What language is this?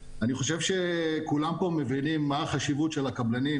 Hebrew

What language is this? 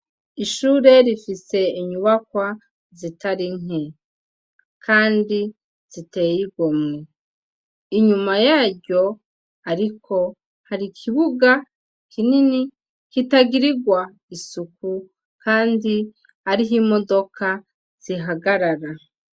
Rundi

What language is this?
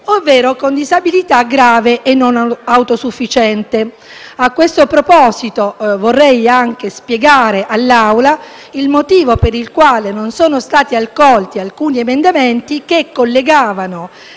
Italian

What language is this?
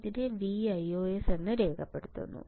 Malayalam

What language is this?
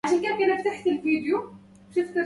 Arabic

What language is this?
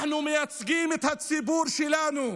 Hebrew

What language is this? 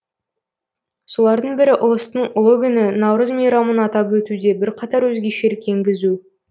Kazakh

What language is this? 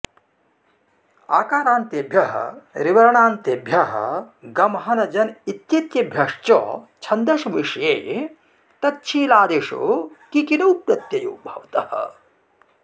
Sanskrit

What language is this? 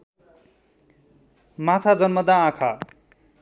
Nepali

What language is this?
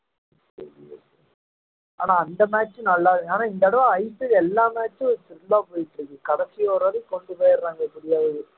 Tamil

